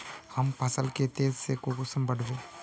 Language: Magahi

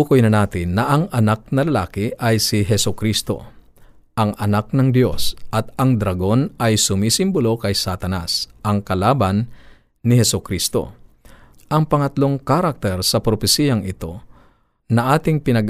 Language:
Filipino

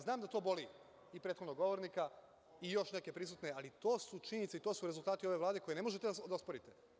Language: Serbian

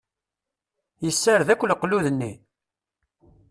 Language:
Kabyle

